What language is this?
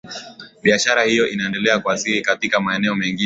Swahili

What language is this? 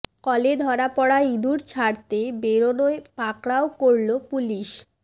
Bangla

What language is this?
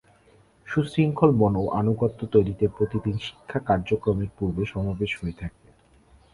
Bangla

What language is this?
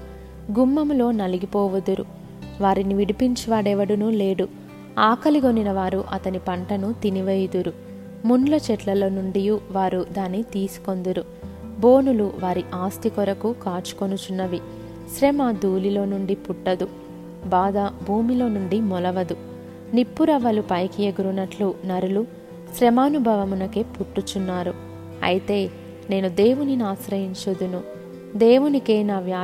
Telugu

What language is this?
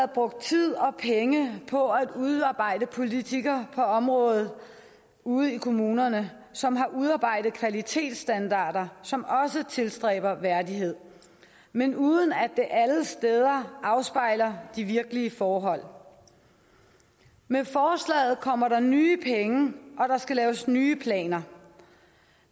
Danish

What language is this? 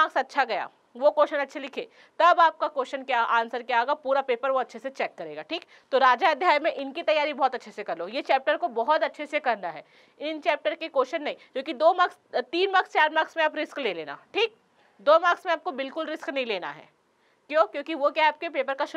Hindi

